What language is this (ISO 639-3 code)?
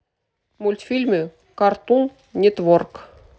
rus